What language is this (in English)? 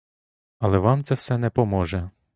Ukrainian